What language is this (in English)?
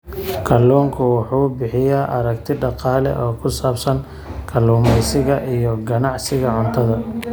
Somali